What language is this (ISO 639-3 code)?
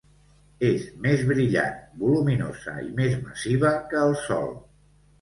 cat